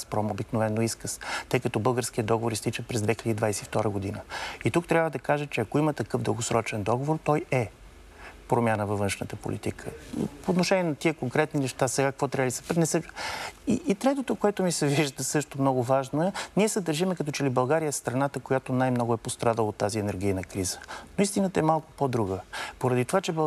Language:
Bulgarian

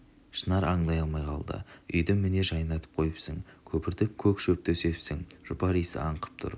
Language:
Kazakh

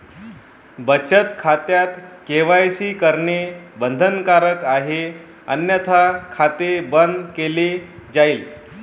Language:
Marathi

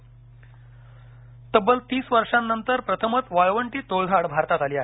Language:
Marathi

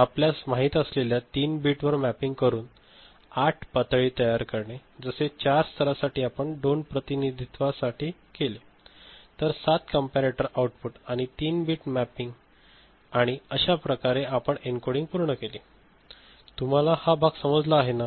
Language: Marathi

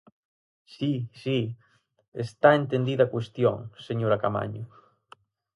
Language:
Galician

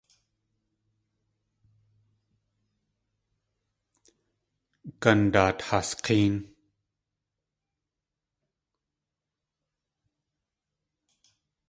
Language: Tlingit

